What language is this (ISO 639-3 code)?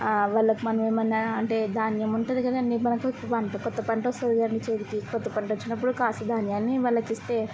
tel